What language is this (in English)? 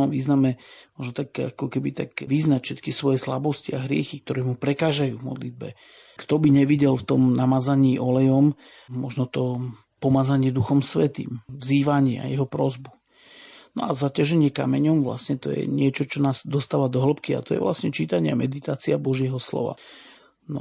Slovak